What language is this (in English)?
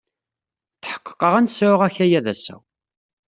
Kabyle